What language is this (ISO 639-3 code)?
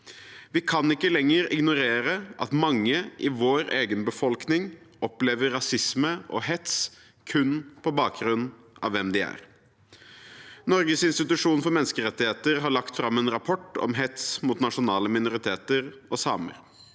nor